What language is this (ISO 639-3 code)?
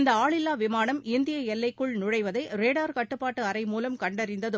tam